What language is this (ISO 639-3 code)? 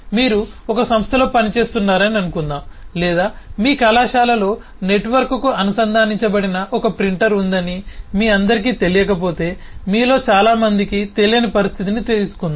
tel